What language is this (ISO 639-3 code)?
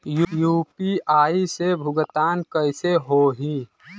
bho